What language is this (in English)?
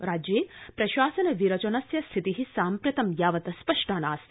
Sanskrit